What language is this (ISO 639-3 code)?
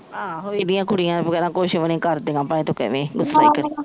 pan